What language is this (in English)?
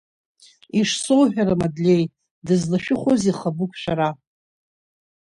Abkhazian